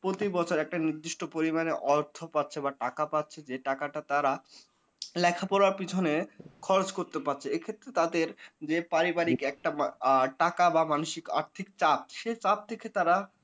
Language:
Bangla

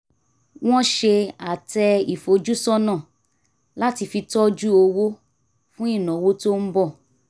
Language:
Yoruba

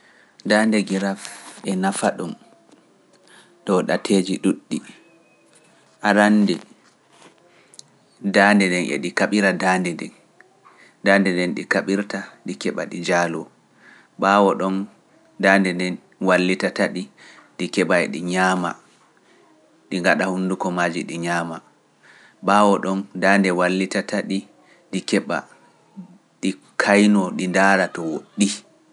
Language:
Pular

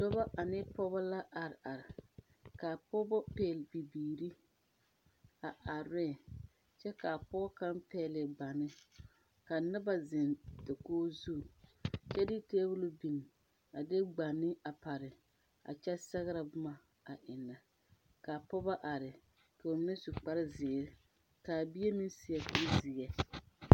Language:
Southern Dagaare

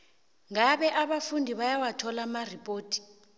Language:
South Ndebele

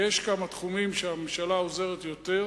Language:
Hebrew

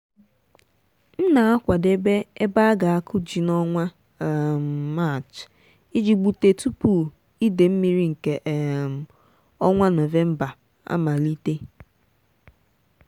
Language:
Igbo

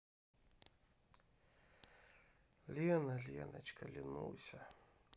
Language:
Russian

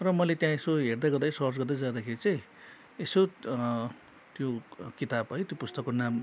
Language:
Nepali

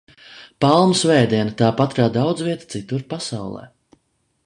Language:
Latvian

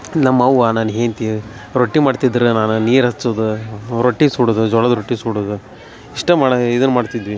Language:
Kannada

